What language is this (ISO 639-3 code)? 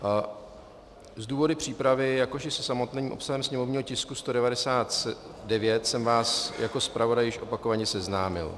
ces